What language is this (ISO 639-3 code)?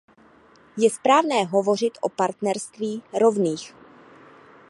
ces